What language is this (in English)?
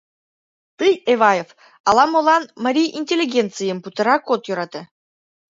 Mari